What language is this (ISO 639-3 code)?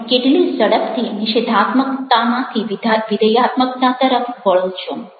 guj